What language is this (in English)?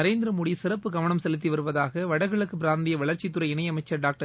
Tamil